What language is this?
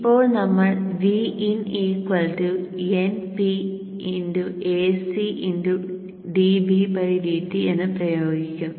Malayalam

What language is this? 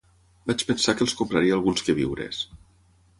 Catalan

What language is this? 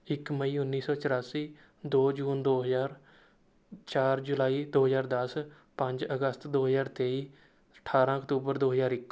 Punjabi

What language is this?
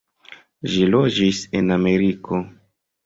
Esperanto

